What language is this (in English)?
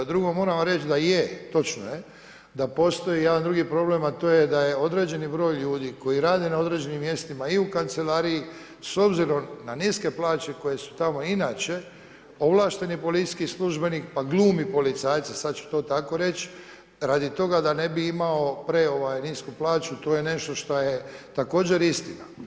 Croatian